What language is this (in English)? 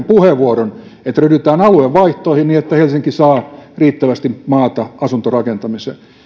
Finnish